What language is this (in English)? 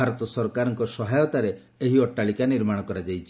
Odia